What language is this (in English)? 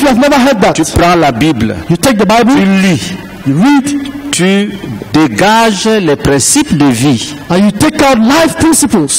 French